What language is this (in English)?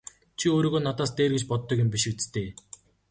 Mongolian